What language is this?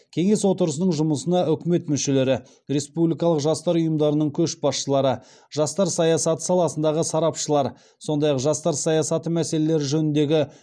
Kazakh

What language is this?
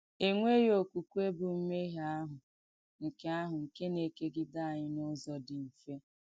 Igbo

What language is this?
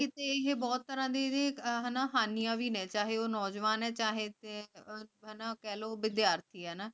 Punjabi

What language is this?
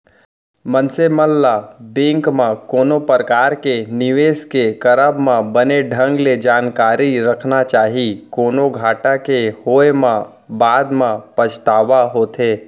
Chhattisgarhi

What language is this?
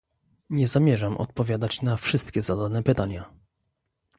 Polish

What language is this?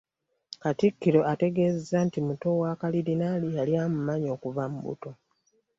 Ganda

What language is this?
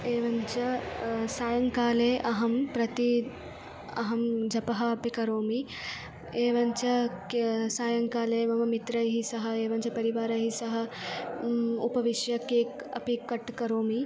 Sanskrit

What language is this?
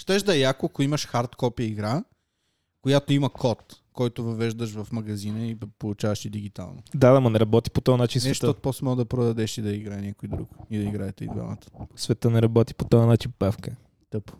Bulgarian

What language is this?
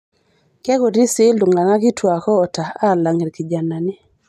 Masai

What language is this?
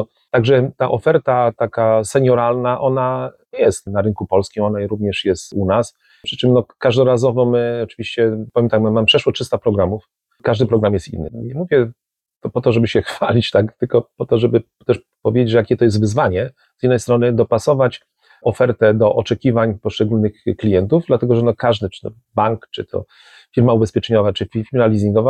Polish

